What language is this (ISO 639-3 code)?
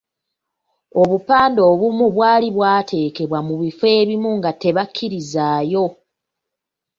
lug